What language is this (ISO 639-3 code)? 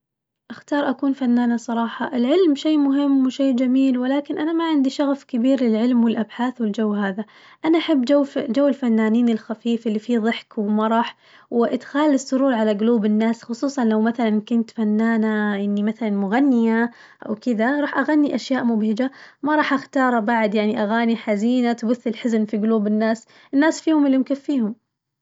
ars